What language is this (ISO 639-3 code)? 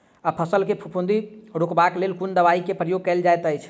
mai